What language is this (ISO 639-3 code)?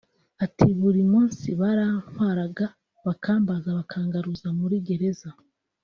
kin